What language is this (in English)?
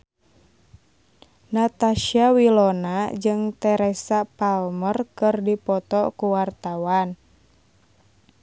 Sundanese